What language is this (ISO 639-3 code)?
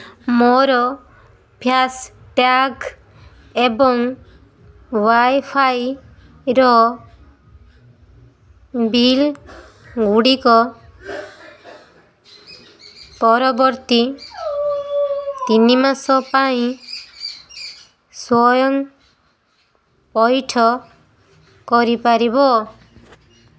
ori